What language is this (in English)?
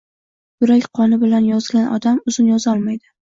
Uzbek